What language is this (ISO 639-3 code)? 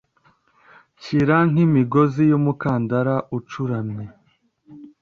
kin